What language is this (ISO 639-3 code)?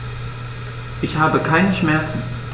deu